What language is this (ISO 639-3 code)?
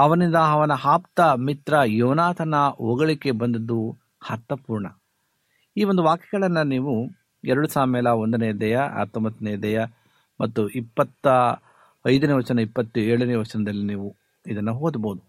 kan